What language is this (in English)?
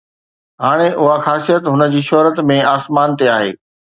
Sindhi